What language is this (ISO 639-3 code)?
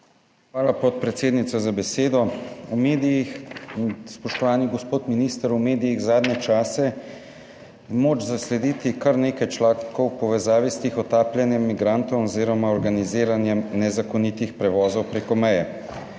slv